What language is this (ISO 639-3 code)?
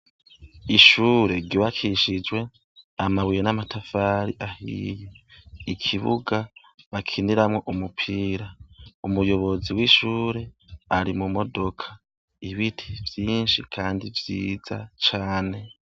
run